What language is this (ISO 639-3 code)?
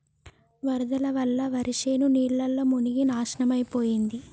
tel